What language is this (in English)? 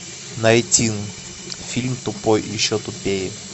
Russian